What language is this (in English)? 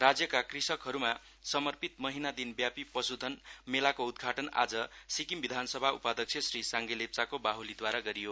Nepali